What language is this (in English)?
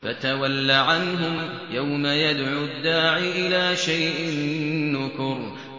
Arabic